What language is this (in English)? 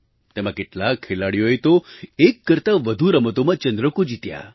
Gujarati